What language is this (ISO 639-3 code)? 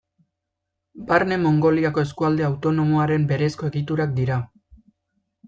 eus